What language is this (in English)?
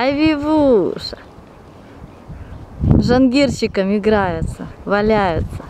Russian